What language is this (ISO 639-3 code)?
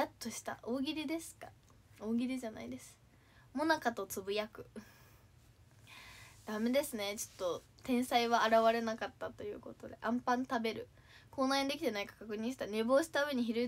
jpn